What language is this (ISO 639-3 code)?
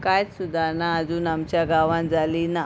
kok